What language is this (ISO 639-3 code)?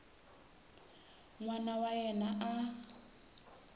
tso